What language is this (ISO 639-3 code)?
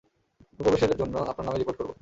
ben